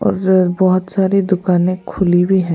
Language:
Hindi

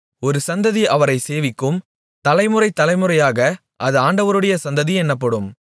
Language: Tamil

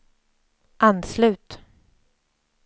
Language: Swedish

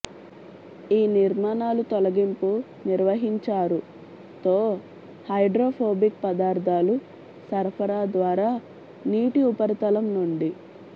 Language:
Telugu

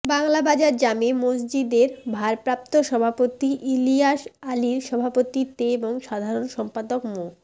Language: Bangla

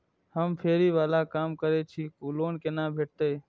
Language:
Maithili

